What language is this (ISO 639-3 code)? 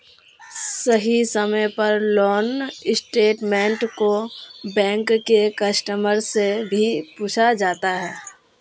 mag